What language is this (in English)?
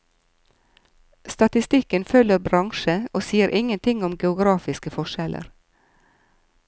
Norwegian